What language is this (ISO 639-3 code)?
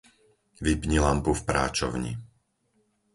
slk